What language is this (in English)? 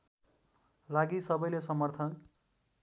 Nepali